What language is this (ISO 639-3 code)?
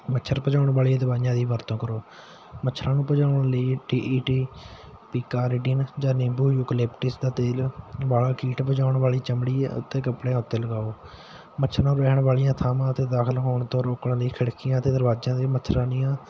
pan